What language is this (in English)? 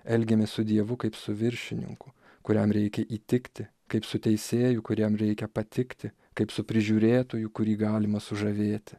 Lithuanian